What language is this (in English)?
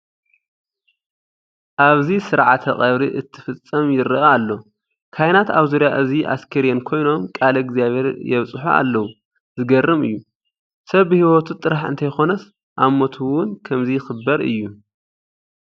Tigrinya